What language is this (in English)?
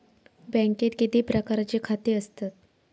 Marathi